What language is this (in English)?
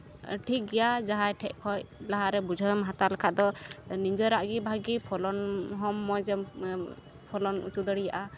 Santali